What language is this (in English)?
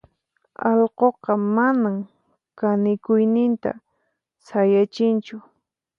Puno Quechua